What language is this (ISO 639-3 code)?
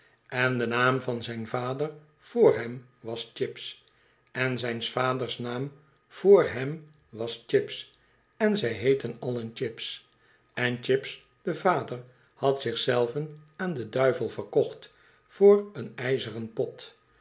nld